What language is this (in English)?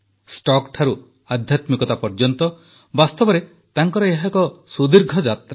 Odia